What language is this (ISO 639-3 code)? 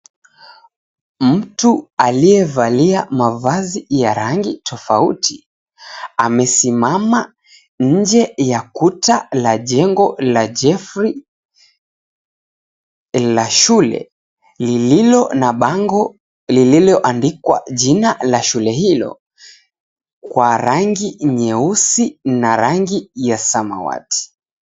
swa